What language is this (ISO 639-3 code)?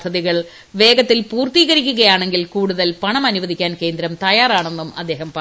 mal